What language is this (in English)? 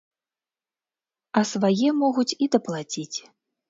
Belarusian